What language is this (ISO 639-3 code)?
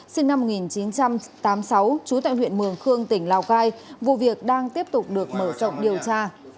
vie